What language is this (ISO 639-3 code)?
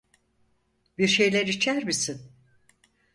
tur